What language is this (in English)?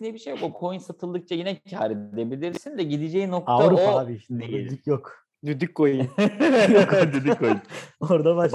Turkish